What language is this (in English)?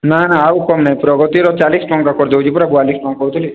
Odia